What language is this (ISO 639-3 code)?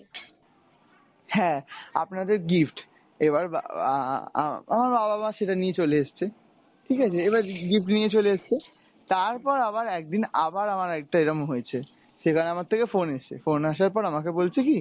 ben